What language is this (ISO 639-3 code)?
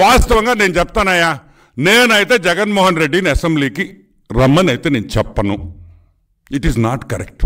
tel